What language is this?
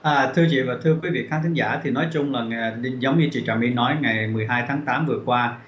Vietnamese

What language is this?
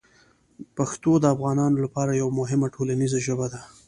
Pashto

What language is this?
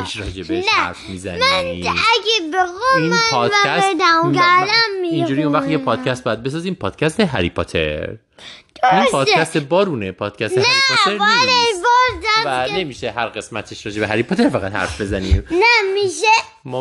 Persian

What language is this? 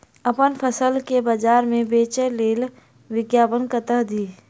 Maithili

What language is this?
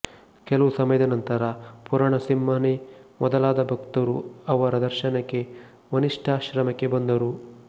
Kannada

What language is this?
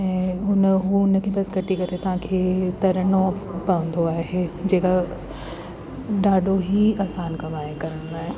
Sindhi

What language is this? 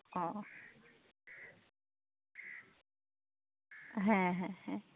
Santali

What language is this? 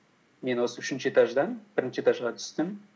Kazakh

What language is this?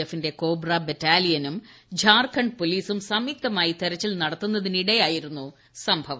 Malayalam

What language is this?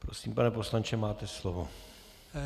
Czech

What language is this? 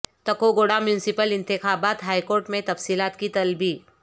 Urdu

